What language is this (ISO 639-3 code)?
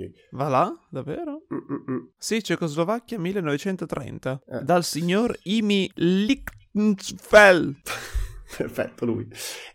ita